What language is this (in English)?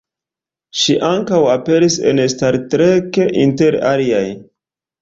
Esperanto